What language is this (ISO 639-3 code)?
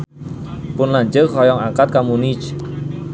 sun